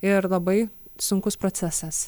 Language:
Lithuanian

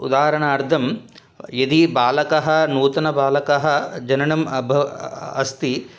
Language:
Sanskrit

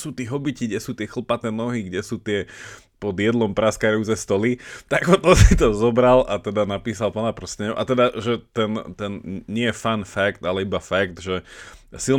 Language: Slovak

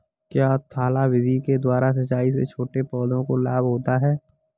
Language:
Hindi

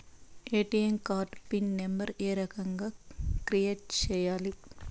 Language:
Telugu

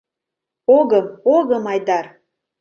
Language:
Mari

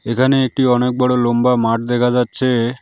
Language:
Bangla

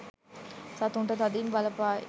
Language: Sinhala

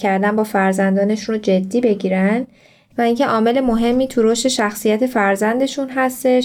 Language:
Persian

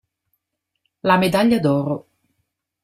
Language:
Italian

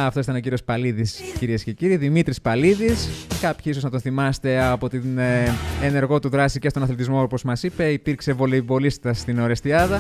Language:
Greek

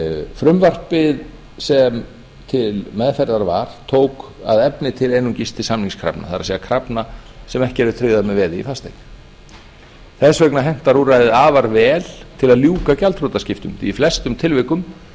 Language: Icelandic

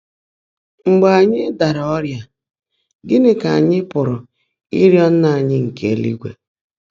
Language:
Igbo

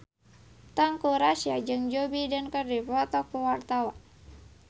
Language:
Sundanese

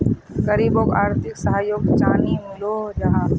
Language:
Magahi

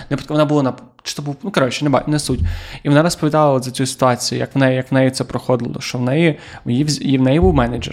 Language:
Ukrainian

